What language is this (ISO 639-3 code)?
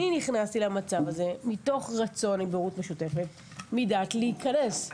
heb